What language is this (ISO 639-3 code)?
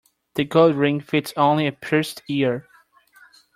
eng